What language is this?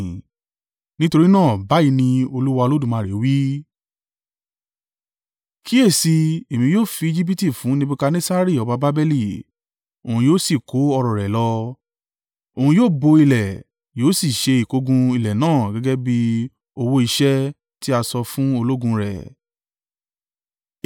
Yoruba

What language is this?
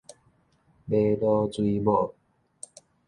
Min Nan Chinese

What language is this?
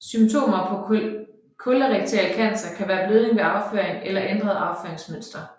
Danish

